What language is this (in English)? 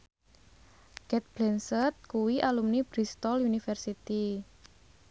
Javanese